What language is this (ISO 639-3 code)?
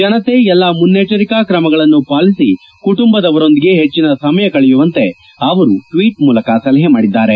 kan